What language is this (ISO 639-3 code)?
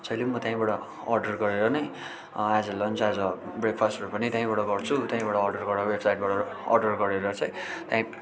nep